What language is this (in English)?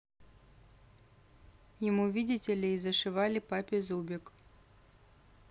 Russian